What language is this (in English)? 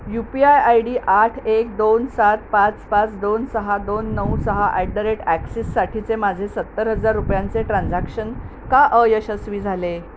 Marathi